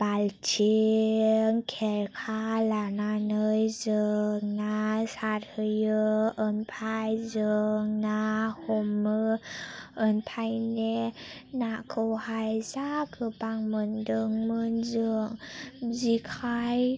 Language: Bodo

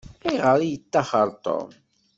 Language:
Kabyle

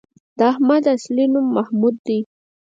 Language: Pashto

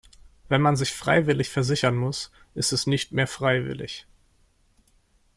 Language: German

